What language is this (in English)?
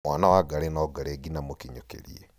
Kikuyu